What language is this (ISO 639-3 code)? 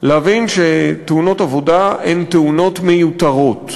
heb